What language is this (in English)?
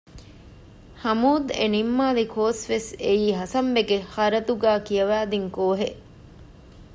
Divehi